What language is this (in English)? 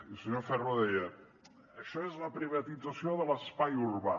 Catalan